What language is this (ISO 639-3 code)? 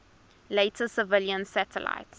eng